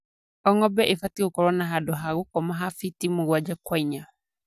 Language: Kikuyu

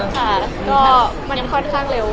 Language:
Thai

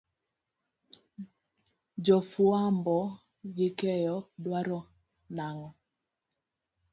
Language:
Luo (Kenya and Tanzania)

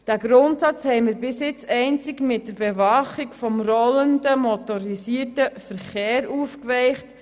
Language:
Swiss German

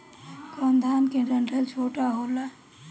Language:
Bhojpuri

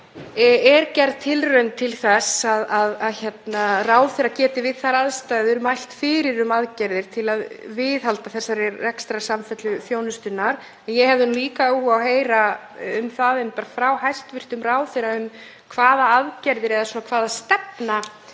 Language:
Icelandic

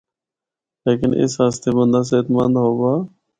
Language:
Northern Hindko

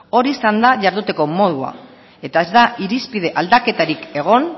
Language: Basque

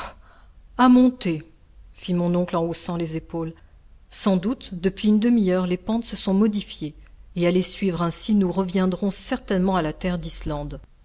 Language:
French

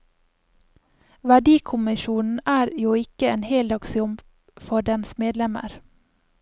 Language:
Norwegian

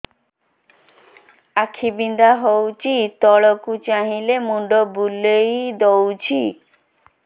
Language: Odia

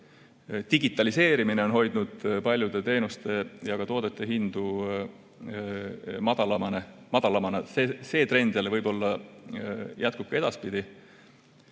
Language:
Estonian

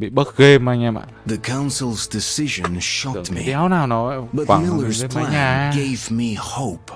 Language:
Vietnamese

